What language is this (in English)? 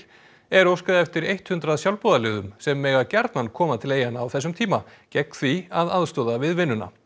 Icelandic